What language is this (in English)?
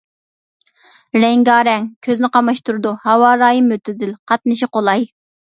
Uyghur